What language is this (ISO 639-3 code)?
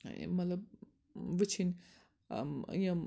kas